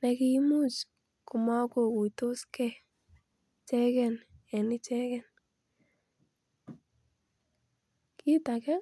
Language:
Kalenjin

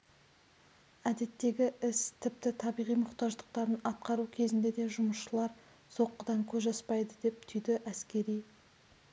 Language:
Kazakh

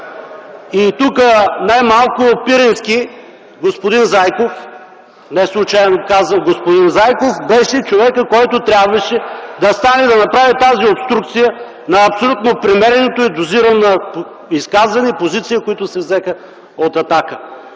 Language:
Bulgarian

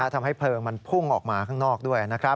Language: Thai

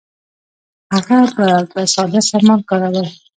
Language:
Pashto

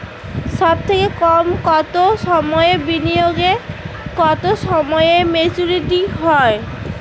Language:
Bangla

